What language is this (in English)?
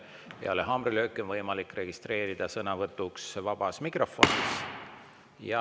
Estonian